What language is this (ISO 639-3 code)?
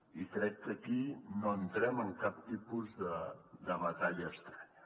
cat